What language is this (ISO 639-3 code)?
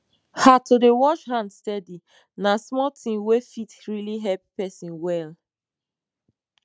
pcm